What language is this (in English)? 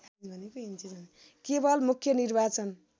Nepali